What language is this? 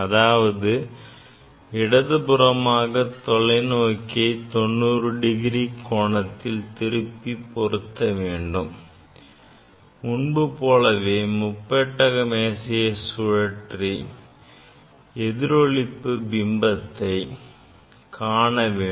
Tamil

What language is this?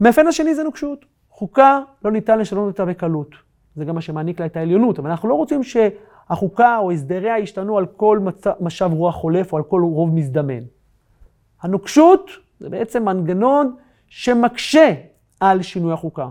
Hebrew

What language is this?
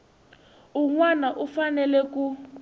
Tsonga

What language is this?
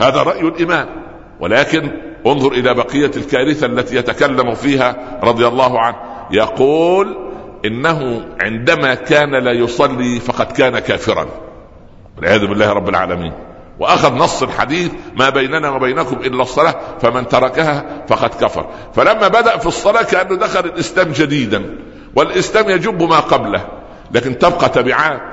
Arabic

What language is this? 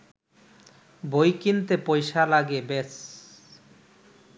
Bangla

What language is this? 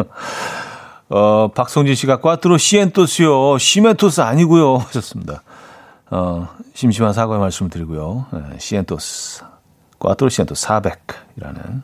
Korean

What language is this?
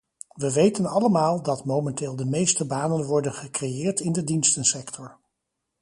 Dutch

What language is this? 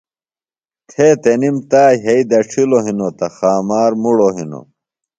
Phalura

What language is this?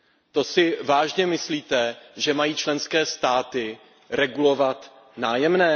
Czech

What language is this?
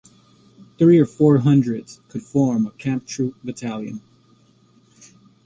English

